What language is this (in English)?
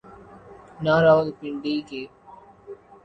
Urdu